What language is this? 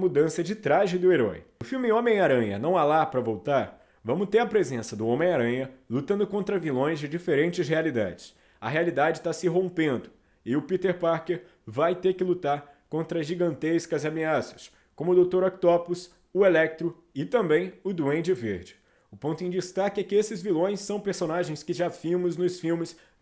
Portuguese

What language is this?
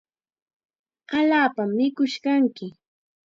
Chiquián Ancash Quechua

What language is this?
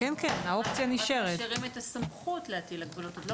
Hebrew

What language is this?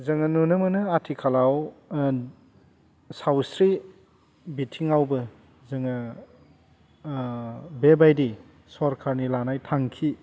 Bodo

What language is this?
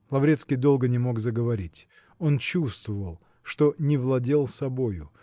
Russian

